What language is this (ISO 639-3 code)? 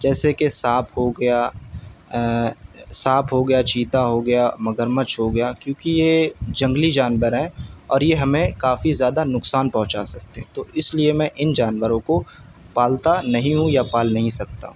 urd